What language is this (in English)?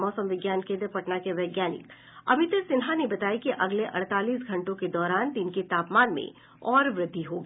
Hindi